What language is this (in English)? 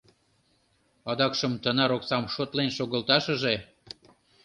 Mari